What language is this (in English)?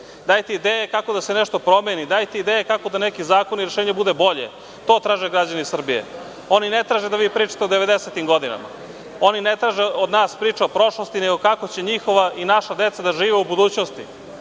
Serbian